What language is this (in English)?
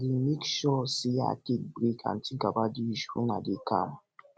Nigerian Pidgin